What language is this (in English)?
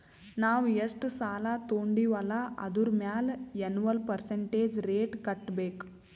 Kannada